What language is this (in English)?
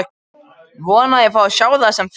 Icelandic